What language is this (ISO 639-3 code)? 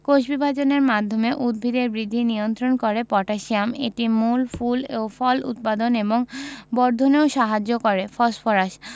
ben